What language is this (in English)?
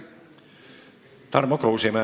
Estonian